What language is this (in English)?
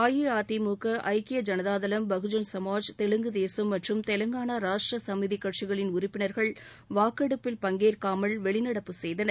Tamil